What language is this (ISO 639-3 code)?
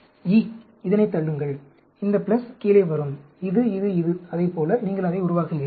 tam